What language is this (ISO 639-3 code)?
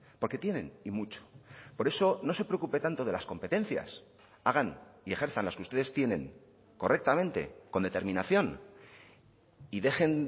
spa